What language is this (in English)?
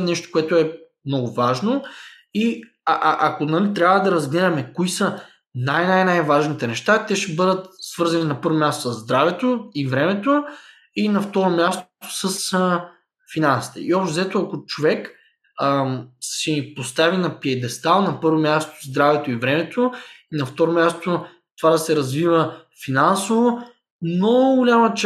Bulgarian